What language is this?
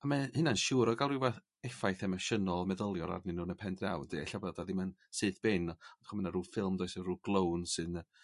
Welsh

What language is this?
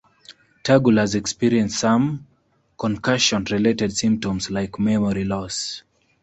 English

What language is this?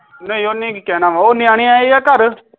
Punjabi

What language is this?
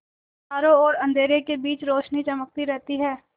Hindi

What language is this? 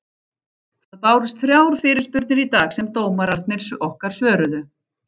Icelandic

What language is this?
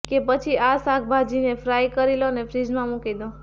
Gujarati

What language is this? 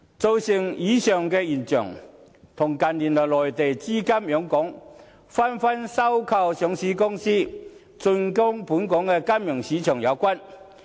Cantonese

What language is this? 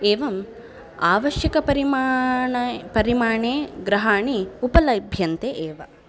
Sanskrit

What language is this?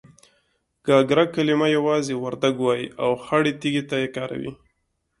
Pashto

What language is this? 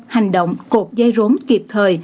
Vietnamese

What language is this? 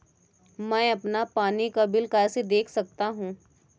Hindi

